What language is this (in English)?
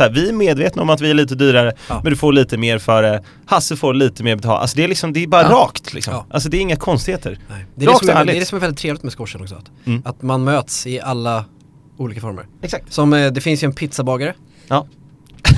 Swedish